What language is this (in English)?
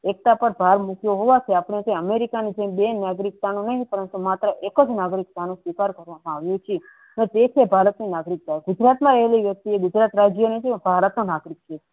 Gujarati